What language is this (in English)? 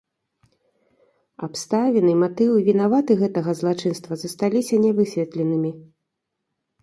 Belarusian